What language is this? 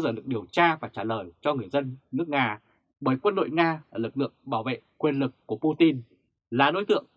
Vietnamese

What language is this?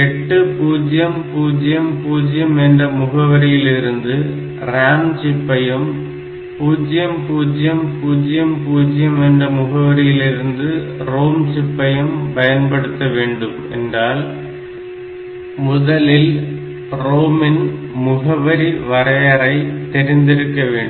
Tamil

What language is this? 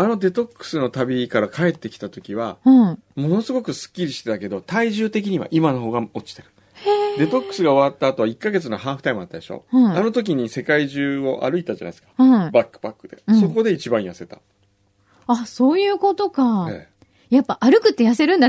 Japanese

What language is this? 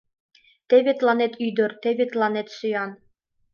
Mari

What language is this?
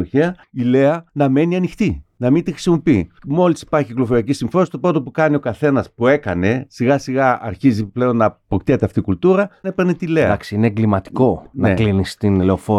Greek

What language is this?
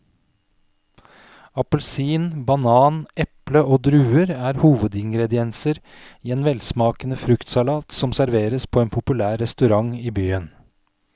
Norwegian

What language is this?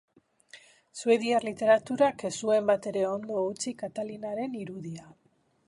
Basque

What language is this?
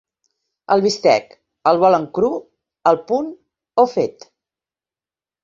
Catalan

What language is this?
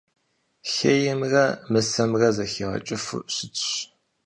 Kabardian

